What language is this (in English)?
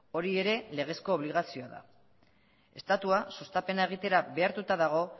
Basque